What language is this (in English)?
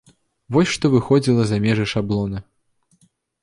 Belarusian